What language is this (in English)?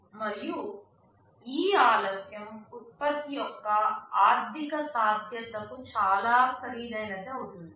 Telugu